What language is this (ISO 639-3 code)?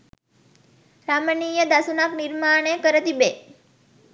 sin